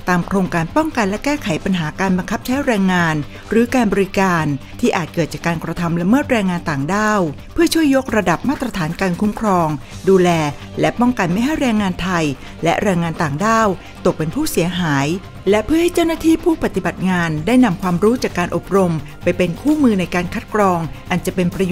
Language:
Thai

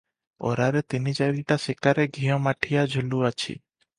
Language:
Odia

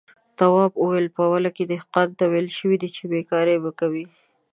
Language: Pashto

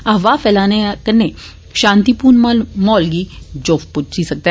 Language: Dogri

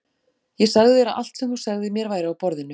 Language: Icelandic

